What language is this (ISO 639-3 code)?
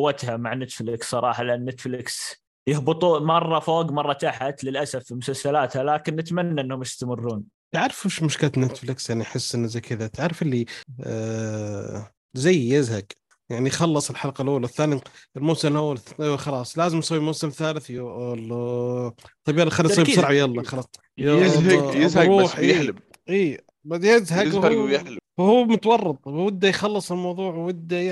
ara